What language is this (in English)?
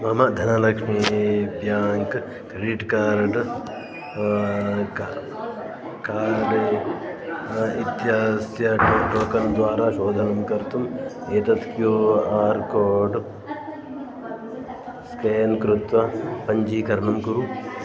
Sanskrit